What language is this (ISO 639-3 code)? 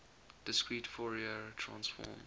eng